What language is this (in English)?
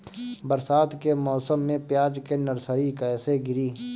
Bhojpuri